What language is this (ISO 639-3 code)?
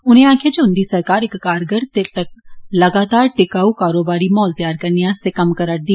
doi